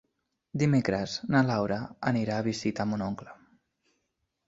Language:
Catalan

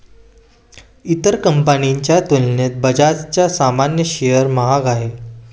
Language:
Marathi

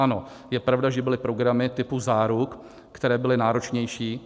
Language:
Czech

